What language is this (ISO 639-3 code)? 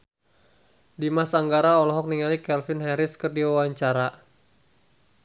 sun